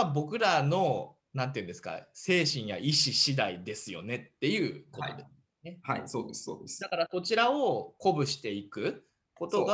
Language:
Japanese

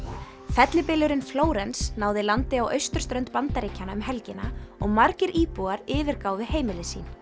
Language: Icelandic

